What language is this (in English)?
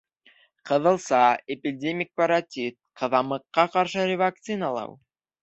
Bashkir